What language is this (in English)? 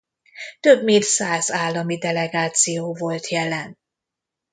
Hungarian